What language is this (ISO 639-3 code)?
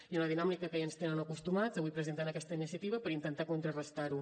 cat